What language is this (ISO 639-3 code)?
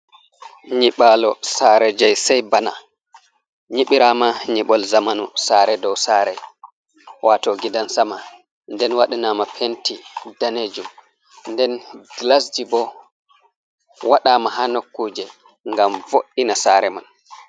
ful